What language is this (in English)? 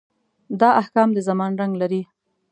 Pashto